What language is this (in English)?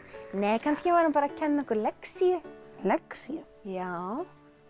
Icelandic